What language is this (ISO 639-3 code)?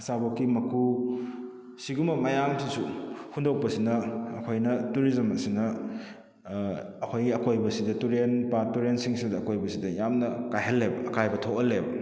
mni